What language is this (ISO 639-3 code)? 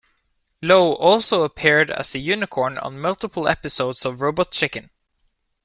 eng